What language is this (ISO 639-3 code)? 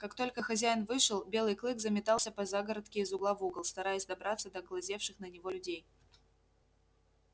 rus